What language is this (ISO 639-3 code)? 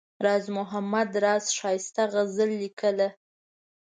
pus